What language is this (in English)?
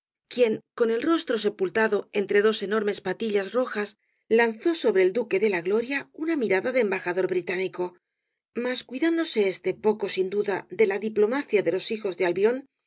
Spanish